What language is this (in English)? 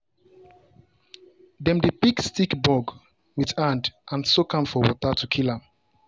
Nigerian Pidgin